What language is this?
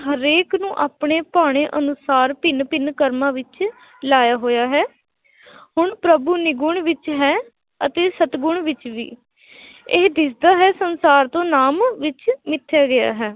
Punjabi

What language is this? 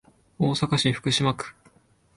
Japanese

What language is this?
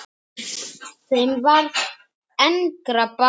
Icelandic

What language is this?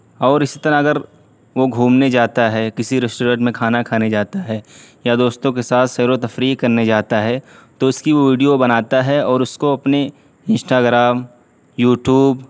Urdu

